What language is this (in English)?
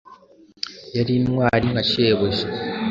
Kinyarwanda